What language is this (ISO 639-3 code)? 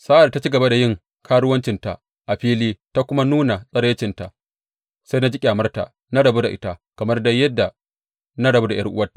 hau